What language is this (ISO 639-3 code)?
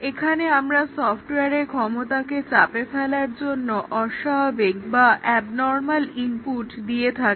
ben